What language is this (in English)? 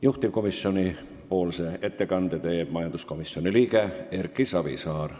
Estonian